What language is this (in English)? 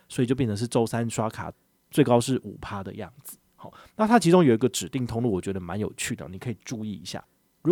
Chinese